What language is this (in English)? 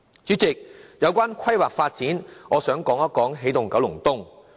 Cantonese